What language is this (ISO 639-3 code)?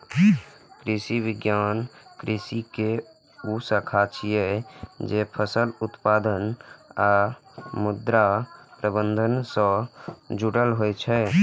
mai